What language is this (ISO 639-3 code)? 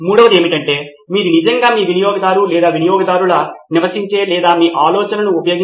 tel